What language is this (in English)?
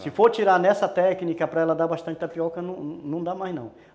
Portuguese